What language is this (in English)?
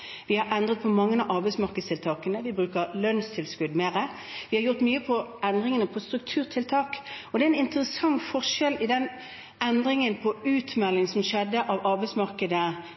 Norwegian Bokmål